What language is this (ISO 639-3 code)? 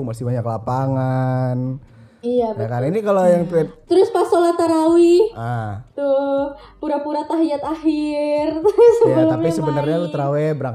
ind